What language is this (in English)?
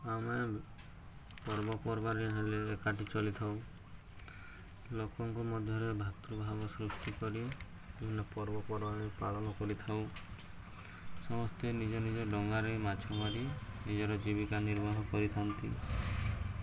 Odia